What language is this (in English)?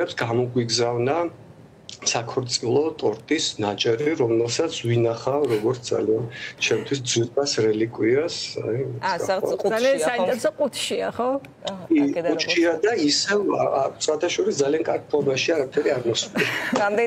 Romanian